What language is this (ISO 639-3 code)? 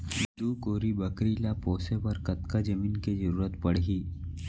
hne